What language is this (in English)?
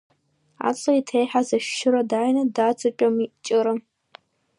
Abkhazian